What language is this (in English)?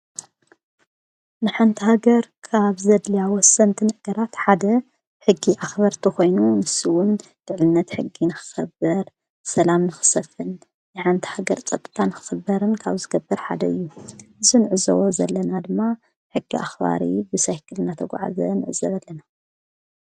Tigrinya